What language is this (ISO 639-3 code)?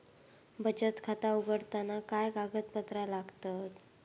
mar